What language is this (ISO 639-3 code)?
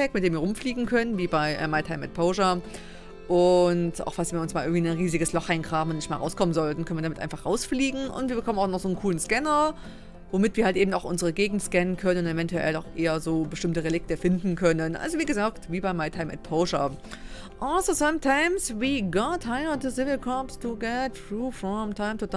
deu